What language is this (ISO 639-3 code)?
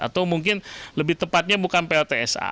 ind